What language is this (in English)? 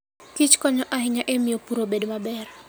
Luo (Kenya and Tanzania)